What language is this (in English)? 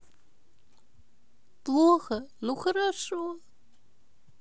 Russian